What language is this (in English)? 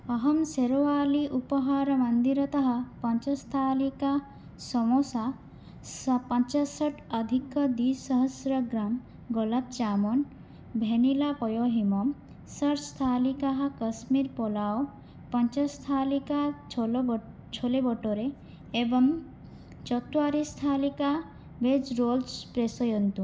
Sanskrit